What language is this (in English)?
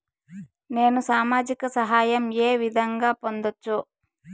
Telugu